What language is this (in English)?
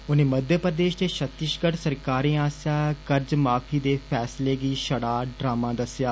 Dogri